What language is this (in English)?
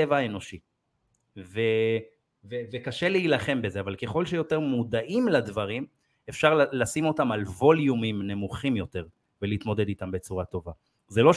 Hebrew